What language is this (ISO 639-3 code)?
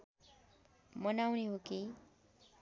nep